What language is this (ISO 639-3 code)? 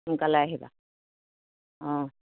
asm